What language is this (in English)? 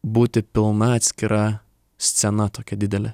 Lithuanian